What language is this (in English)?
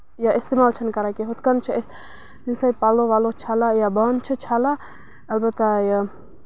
Kashmiri